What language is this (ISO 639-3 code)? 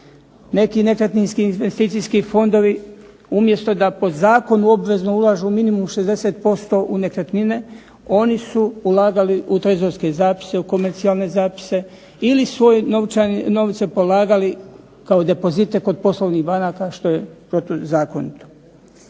hrv